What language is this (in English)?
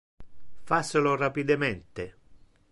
Interlingua